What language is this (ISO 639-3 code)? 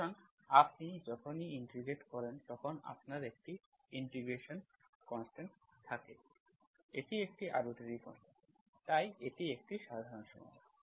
ben